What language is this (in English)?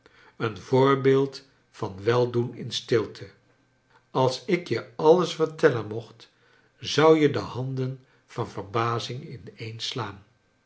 Dutch